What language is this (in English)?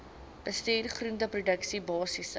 Afrikaans